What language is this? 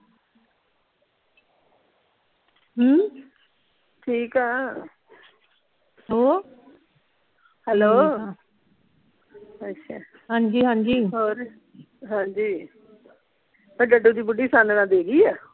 Punjabi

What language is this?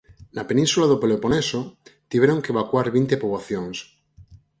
Galician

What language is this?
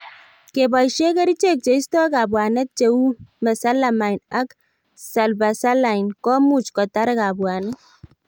Kalenjin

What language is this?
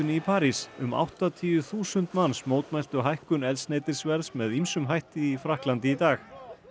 Icelandic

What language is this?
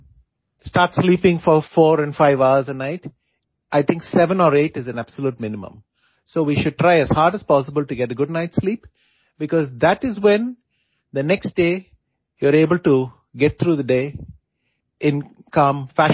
Gujarati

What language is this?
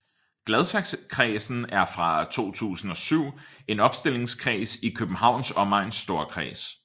Danish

